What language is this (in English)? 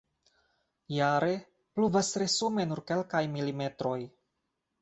Esperanto